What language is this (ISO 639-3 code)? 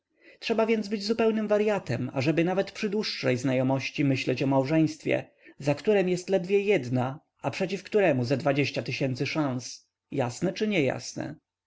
pol